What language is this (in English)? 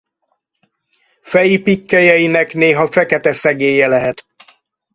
Hungarian